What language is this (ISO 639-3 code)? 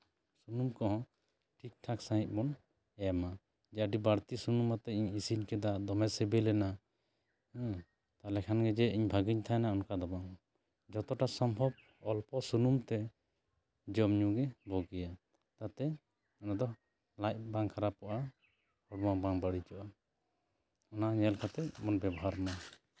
sat